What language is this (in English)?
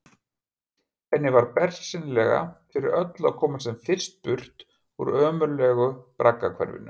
Icelandic